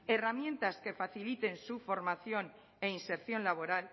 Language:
Spanish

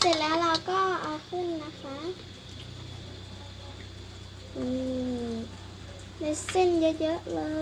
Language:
Thai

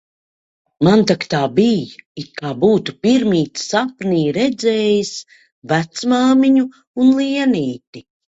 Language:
Latvian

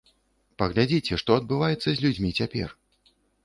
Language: Belarusian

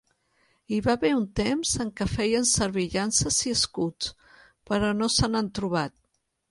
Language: Catalan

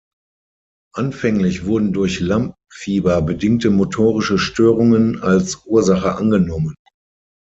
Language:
German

